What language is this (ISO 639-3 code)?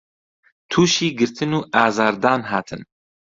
ckb